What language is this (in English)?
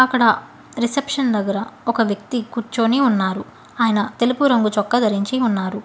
Telugu